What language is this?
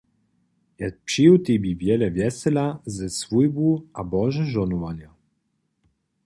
Upper Sorbian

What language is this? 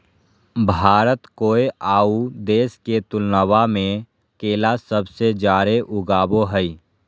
Magahi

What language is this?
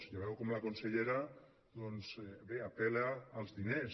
Catalan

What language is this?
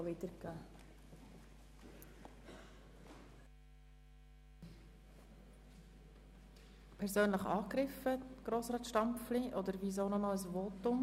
Swiss German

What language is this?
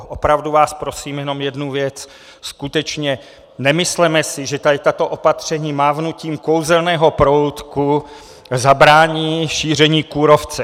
Czech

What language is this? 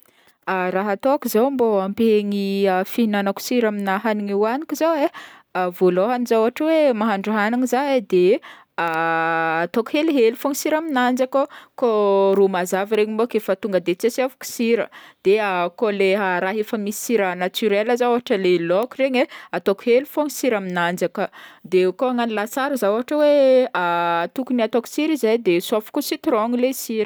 Northern Betsimisaraka Malagasy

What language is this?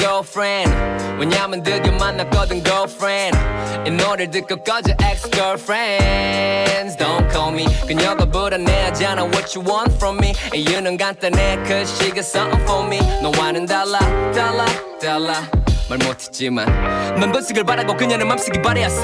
English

